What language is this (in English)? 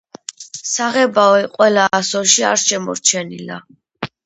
Georgian